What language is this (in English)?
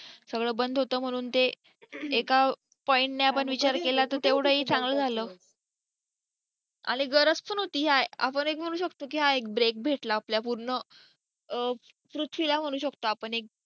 Marathi